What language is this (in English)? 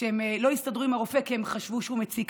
Hebrew